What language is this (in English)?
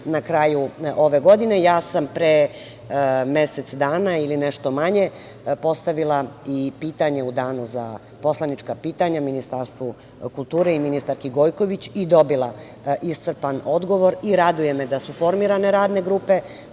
Serbian